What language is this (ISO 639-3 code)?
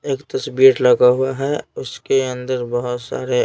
hin